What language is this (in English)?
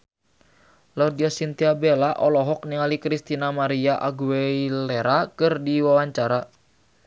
Sundanese